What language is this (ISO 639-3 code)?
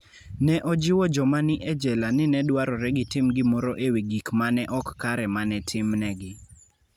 luo